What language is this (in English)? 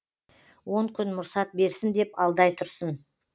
Kazakh